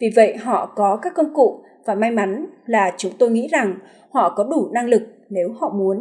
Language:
Vietnamese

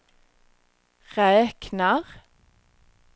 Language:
Swedish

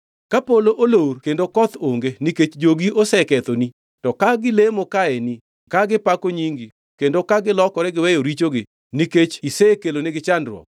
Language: Luo (Kenya and Tanzania)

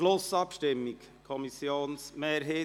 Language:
Swiss German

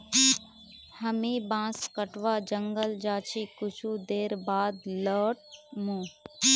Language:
Magahi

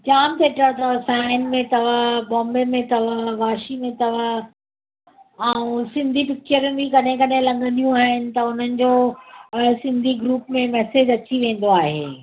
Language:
Sindhi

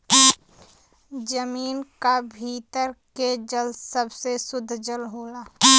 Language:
Bhojpuri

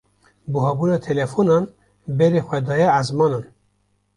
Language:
Kurdish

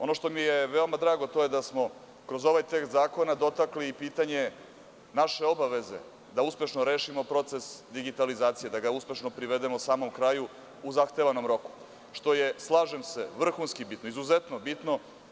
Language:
Serbian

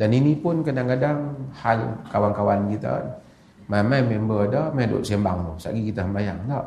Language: Malay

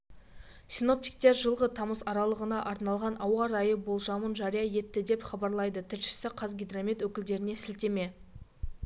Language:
Kazakh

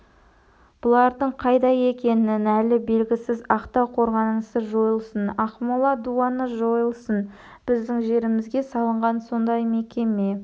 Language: Kazakh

